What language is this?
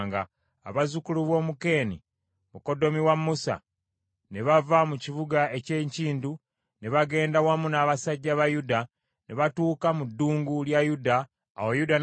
Ganda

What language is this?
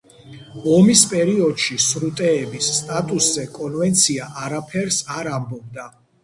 Georgian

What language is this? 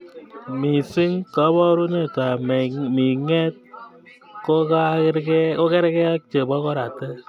Kalenjin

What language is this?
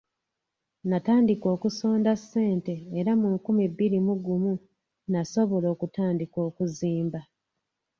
Ganda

